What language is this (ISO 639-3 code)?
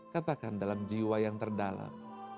ind